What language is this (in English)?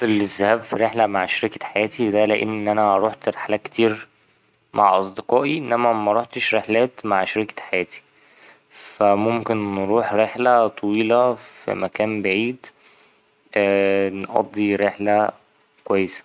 Egyptian Arabic